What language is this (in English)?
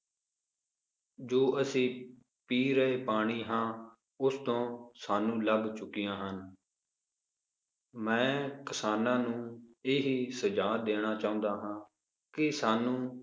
Punjabi